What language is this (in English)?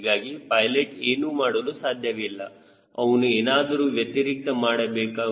Kannada